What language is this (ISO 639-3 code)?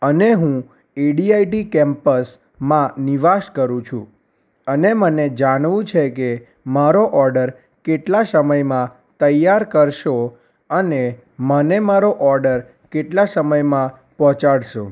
guj